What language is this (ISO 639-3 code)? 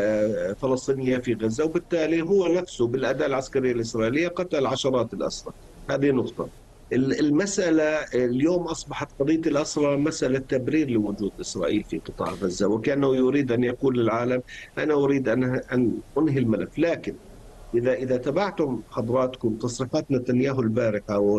ara